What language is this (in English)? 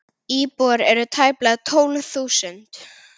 Icelandic